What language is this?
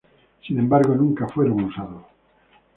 Spanish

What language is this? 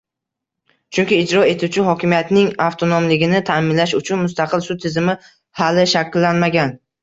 Uzbek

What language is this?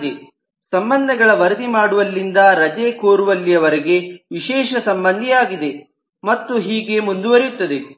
Kannada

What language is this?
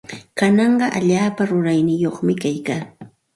Santa Ana de Tusi Pasco Quechua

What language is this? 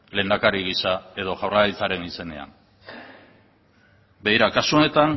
Basque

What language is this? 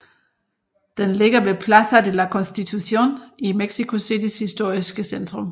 Danish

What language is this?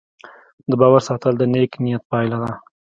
Pashto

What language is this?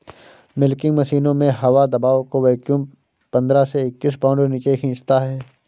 Hindi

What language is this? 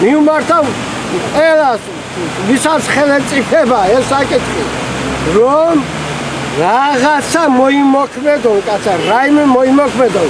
Romanian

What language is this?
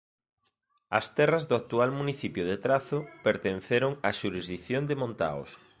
Galician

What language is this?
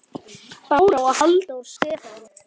Icelandic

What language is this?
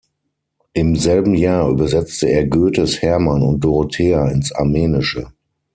German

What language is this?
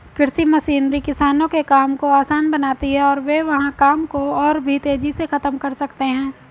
Hindi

